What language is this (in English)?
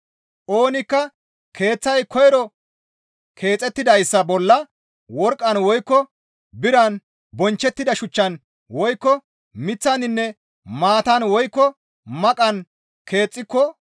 Gamo